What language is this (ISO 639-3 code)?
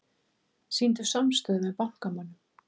isl